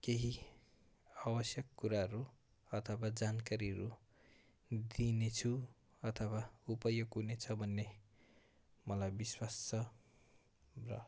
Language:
Nepali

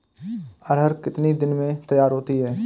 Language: Hindi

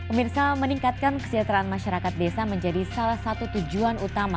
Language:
Indonesian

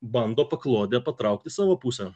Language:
Lithuanian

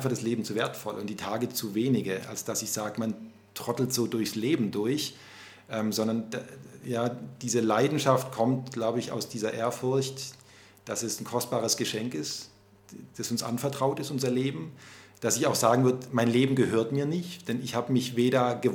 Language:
German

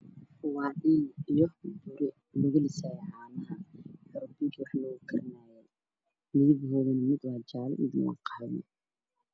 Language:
Somali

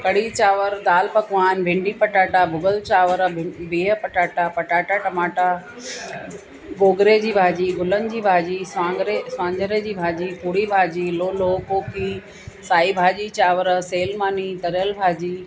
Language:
Sindhi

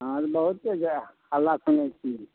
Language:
Maithili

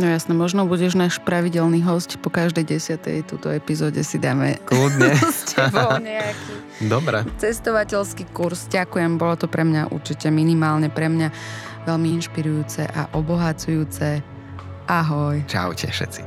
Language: Slovak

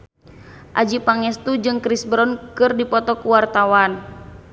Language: Sundanese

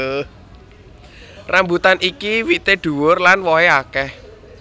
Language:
Javanese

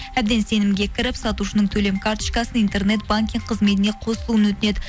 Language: Kazakh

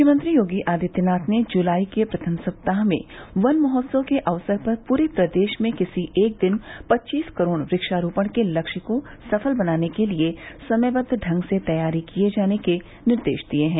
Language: Hindi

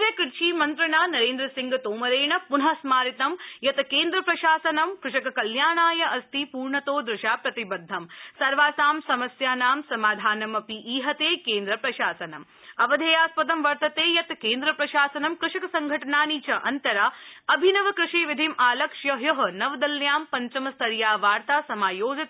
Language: Sanskrit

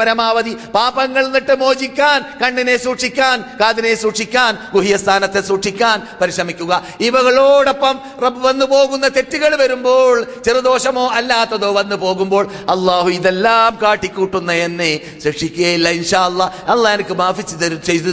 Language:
Malayalam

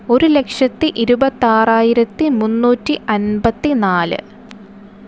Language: Malayalam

